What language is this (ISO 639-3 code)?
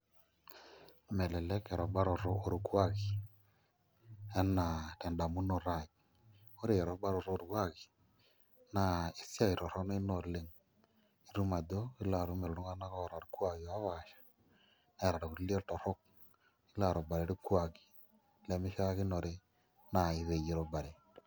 mas